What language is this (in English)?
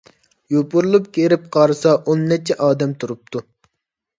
Uyghur